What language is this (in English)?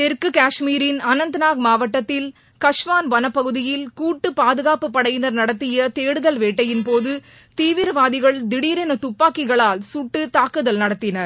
Tamil